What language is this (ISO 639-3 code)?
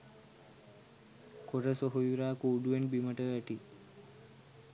sin